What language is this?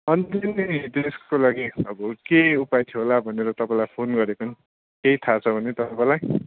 Nepali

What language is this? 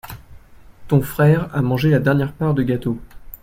French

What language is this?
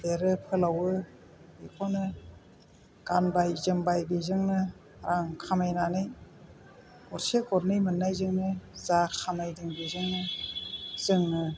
Bodo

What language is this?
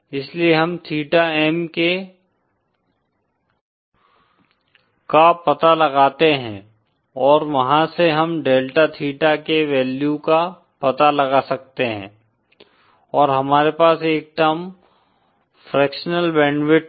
Hindi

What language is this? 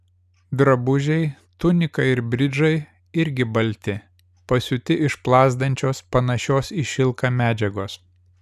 Lithuanian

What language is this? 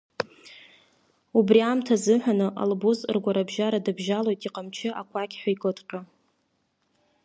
Abkhazian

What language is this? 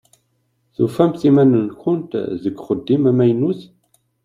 Kabyle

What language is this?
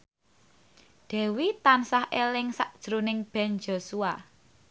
Javanese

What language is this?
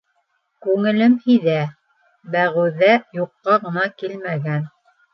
Bashkir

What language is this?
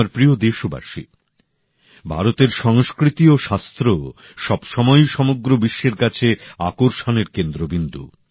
Bangla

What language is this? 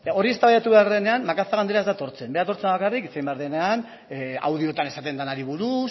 Basque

